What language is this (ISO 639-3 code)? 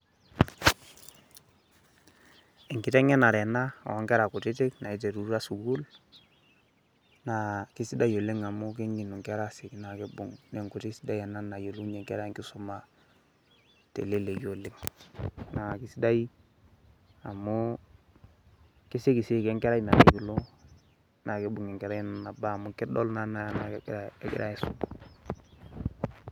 mas